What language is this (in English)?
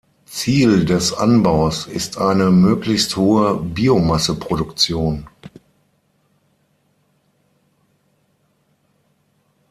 German